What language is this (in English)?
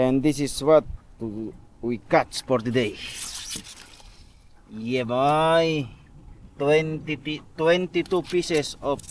Filipino